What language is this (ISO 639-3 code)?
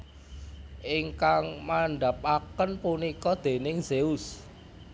jav